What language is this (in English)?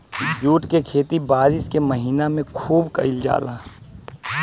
Bhojpuri